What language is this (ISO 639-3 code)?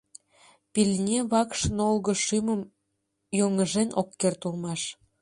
chm